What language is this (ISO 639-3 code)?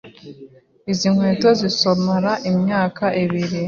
kin